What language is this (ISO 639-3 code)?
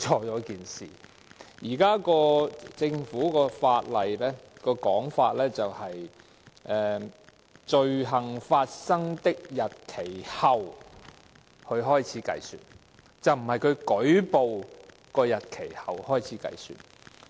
yue